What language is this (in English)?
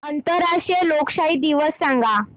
Marathi